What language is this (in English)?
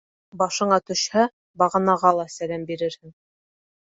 Bashkir